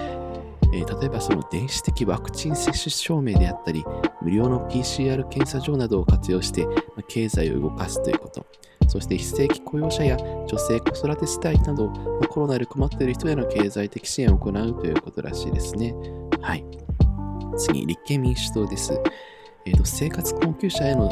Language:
Japanese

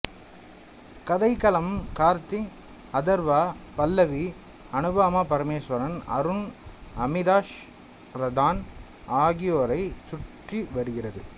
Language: Tamil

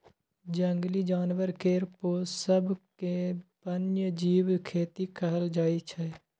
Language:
Maithili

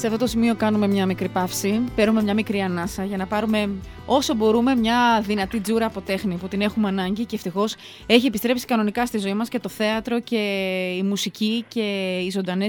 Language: Greek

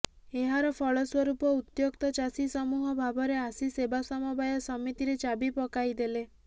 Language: Odia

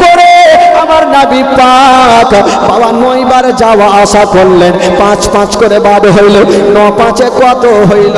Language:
Bangla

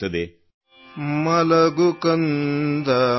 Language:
Kannada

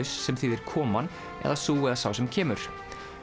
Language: Icelandic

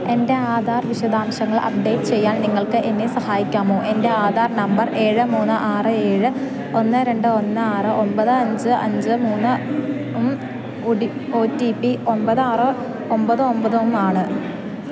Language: Malayalam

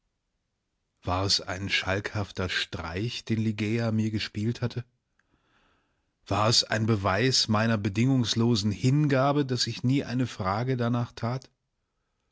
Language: German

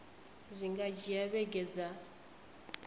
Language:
Venda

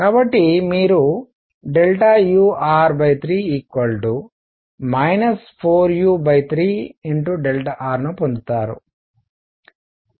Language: Telugu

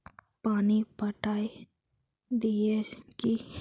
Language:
Magahi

